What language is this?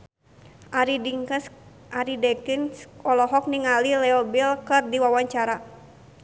Sundanese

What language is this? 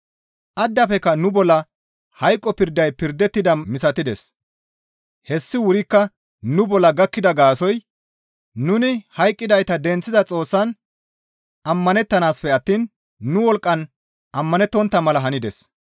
Gamo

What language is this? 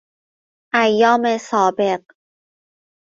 Persian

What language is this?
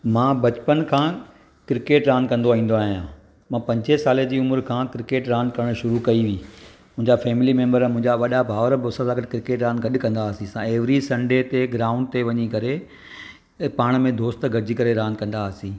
Sindhi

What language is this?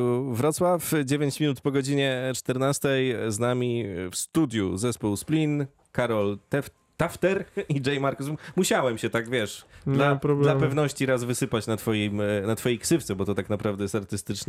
Polish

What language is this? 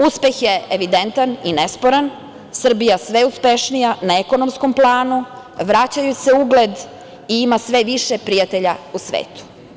Serbian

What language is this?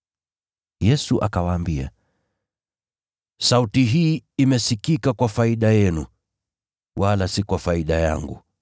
Swahili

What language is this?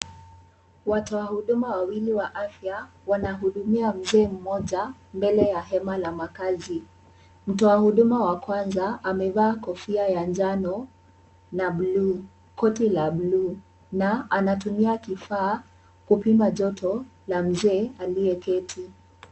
Swahili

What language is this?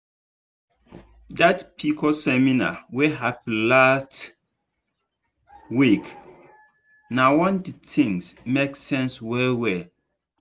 Nigerian Pidgin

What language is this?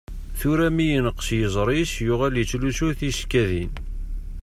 Kabyle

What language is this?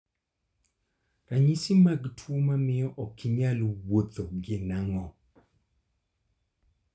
Luo (Kenya and Tanzania)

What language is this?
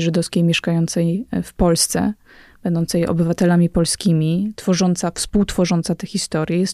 Polish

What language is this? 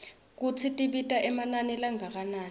Swati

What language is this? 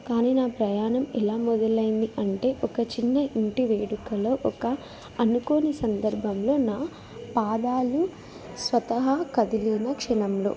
Telugu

